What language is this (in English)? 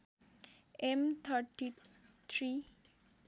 Nepali